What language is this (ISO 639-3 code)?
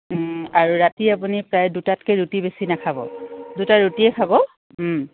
asm